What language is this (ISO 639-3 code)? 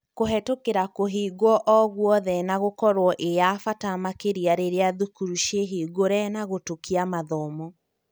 kik